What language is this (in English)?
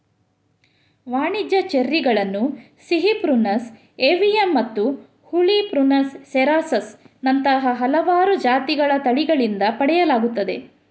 Kannada